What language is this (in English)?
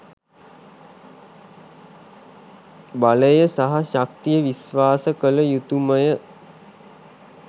Sinhala